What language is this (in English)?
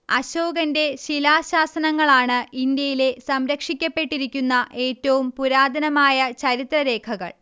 Malayalam